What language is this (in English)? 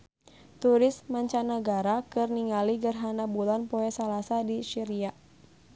Sundanese